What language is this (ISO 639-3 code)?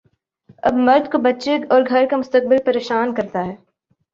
urd